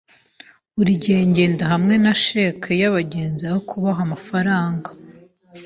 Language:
Kinyarwanda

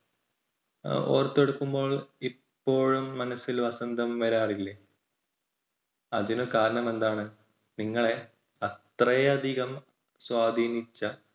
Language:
Malayalam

